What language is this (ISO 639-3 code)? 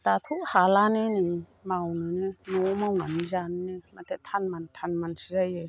brx